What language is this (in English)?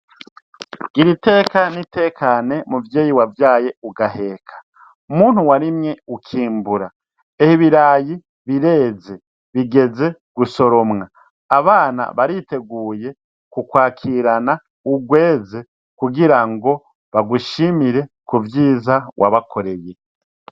Rundi